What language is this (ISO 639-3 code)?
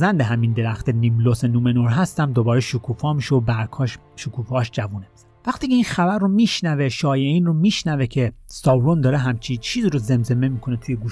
fas